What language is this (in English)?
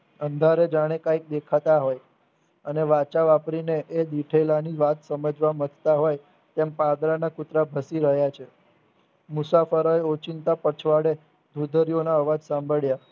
Gujarati